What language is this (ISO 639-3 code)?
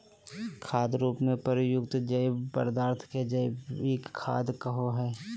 mag